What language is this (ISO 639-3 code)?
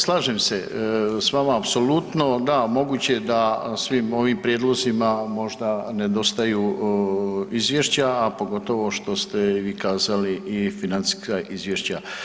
hrv